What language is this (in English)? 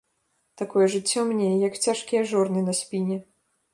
Belarusian